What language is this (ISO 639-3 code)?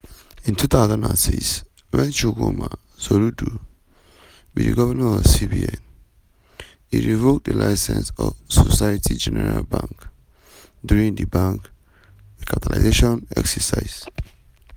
pcm